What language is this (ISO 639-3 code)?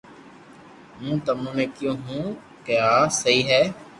lrk